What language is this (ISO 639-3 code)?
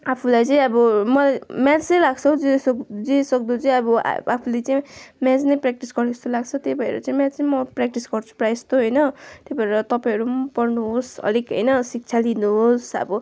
nep